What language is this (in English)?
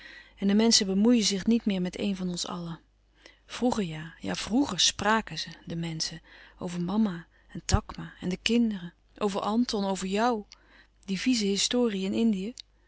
Dutch